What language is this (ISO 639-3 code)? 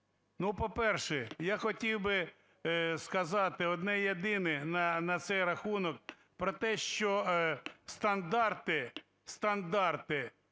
ukr